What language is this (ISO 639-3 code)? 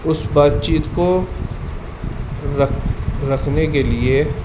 urd